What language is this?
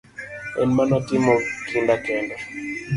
Luo (Kenya and Tanzania)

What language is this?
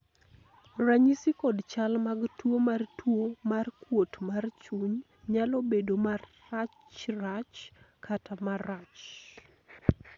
Luo (Kenya and Tanzania)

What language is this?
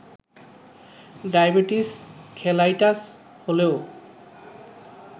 Bangla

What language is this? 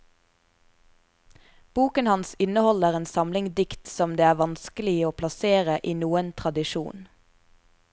Norwegian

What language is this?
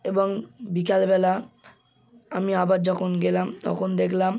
Bangla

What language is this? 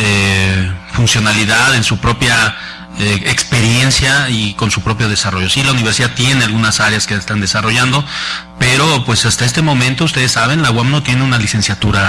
Spanish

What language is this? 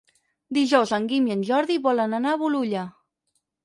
Catalan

